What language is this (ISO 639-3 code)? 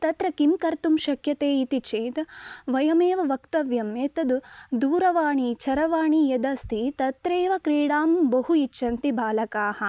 san